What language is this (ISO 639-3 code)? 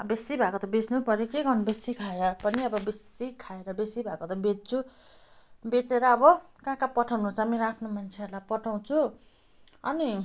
nep